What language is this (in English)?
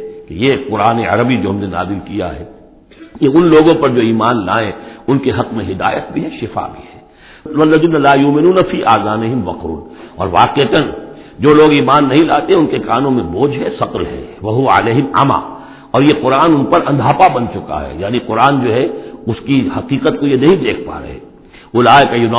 Urdu